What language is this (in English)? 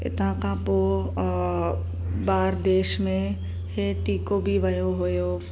Sindhi